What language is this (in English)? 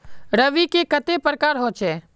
Magahi